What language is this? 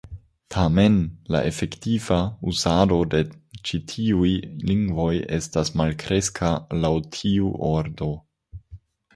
Esperanto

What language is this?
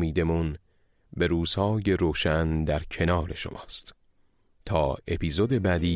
Persian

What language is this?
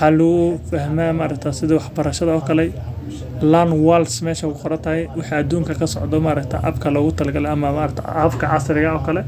Somali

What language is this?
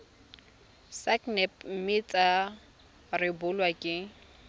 Tswana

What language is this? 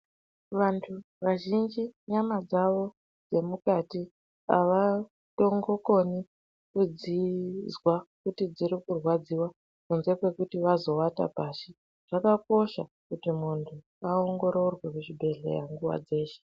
Ndau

